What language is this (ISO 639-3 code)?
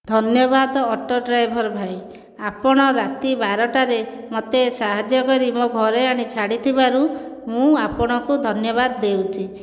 ori